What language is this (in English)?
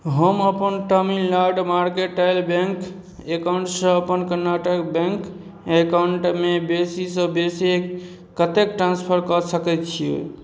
Maithili